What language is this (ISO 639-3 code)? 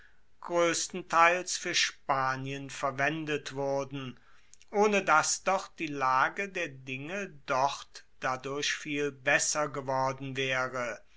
deu